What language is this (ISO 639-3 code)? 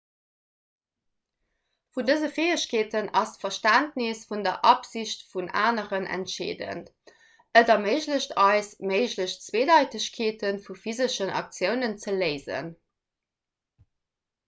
ltz